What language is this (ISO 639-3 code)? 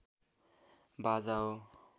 nep